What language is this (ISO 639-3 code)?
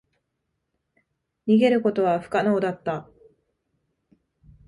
jpn